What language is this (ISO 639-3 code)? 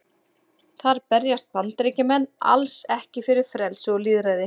isl